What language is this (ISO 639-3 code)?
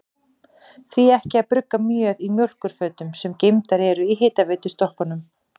isl